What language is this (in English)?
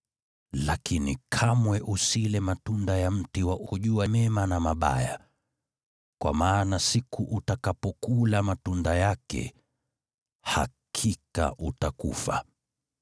Swahili